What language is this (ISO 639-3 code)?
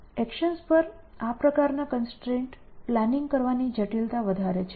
guj